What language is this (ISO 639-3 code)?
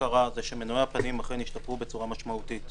heb